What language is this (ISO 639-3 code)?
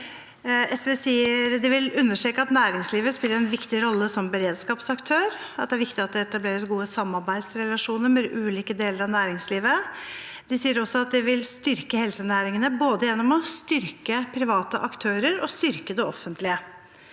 nor